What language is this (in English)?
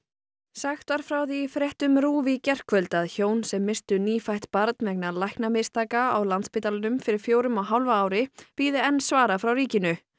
Icelandic